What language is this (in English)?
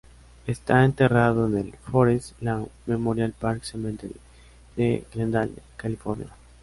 Spanish